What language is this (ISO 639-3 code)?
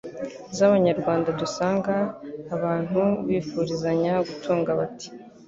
kin